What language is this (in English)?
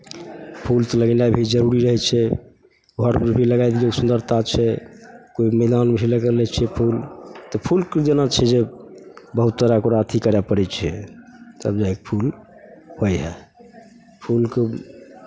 Maithili